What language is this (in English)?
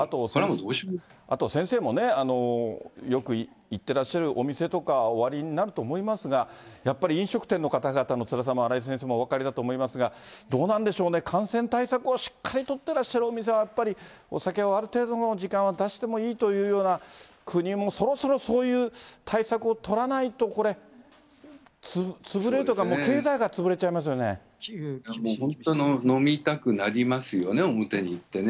Japanese